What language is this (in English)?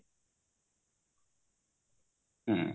Odia